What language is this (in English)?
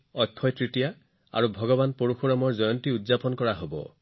Assamese